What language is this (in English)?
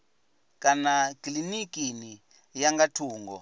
Venda